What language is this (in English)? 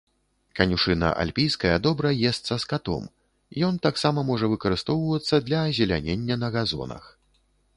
Belarusian